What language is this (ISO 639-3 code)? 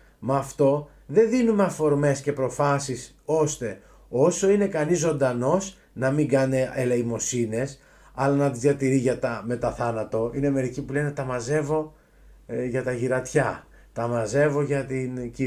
ell